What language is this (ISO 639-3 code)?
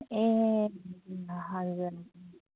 nep